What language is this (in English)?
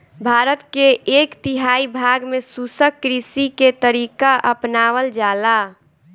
Bhojpuri